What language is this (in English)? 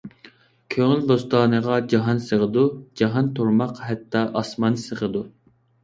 Uyghur